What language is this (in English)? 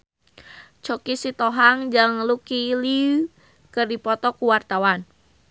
Sundanese